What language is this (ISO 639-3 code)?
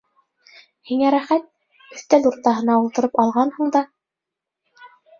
bak